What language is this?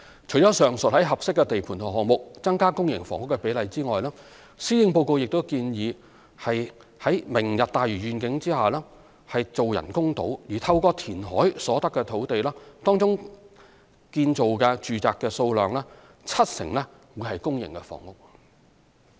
Cantonese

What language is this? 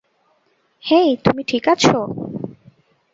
Bangla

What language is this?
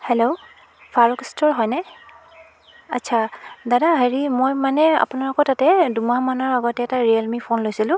Assamese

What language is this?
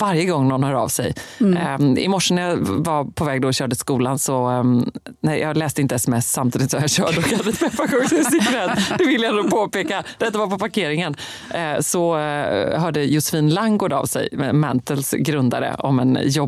Swedish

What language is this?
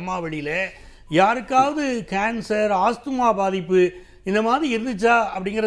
Tamil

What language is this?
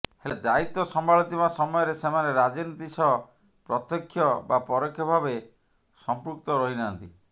Odia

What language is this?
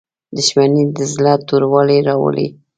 Pashto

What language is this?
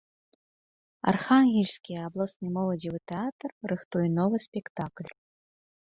Belarusian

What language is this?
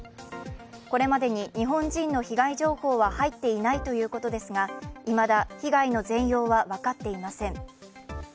Japanese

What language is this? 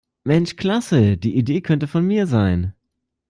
German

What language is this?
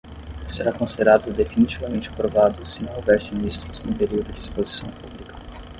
Portuguese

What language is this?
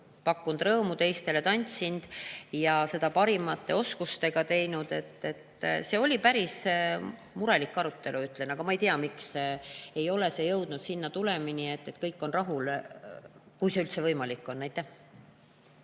Estonian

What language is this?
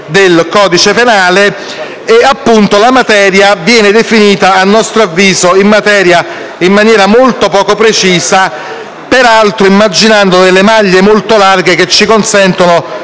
Italian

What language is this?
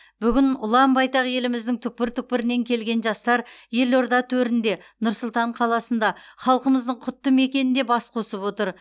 Kazakh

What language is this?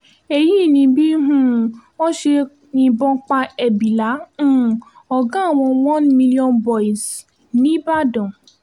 Yoruba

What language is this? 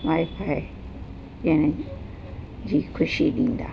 Sindhi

